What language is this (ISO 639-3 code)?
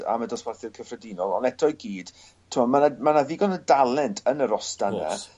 cym